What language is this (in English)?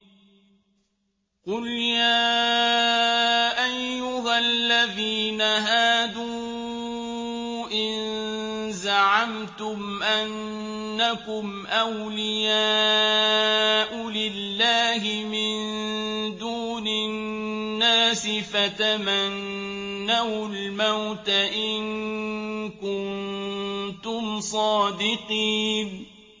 Arabic